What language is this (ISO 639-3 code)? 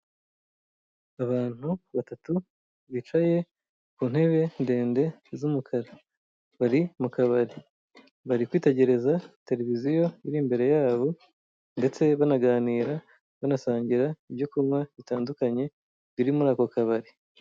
kin